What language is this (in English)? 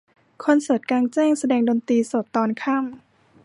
Thai